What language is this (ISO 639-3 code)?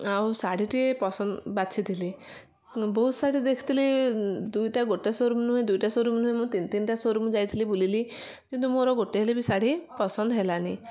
ori